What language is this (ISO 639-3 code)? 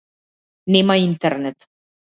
mkd